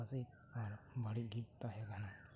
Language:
Santali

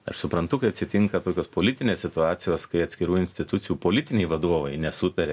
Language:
Lithuanian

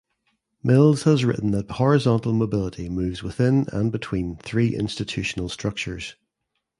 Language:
English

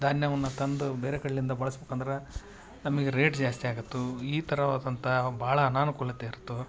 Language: Kannada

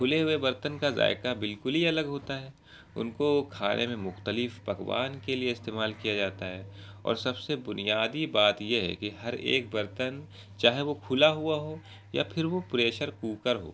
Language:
Urdu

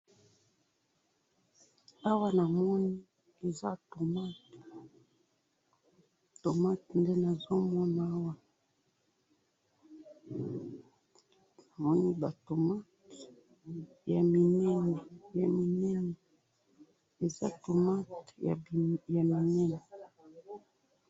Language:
Lingala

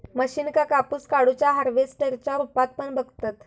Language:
Marathi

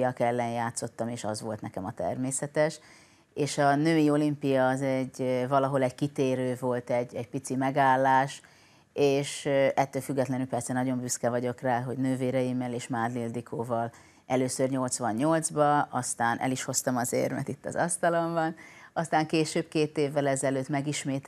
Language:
Hungarian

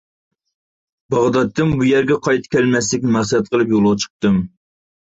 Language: Uyghur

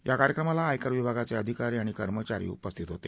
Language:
Marathi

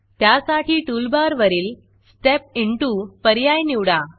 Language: Marathi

